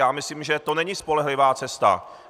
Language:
Czech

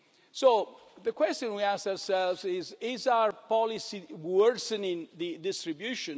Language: English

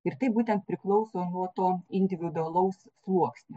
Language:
Lithuanian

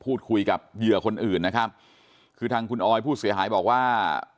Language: Thai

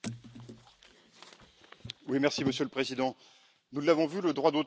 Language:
French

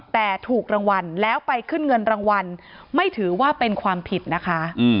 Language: Thai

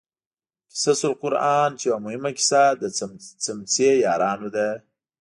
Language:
Pashto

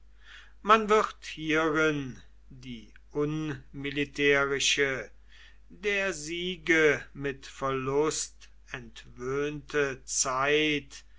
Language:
German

